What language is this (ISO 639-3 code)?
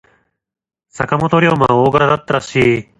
jpn